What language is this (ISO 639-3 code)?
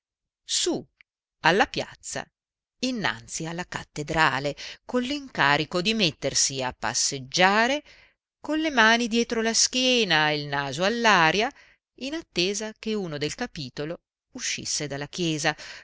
ita